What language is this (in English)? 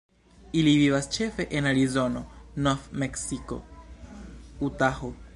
Esperanto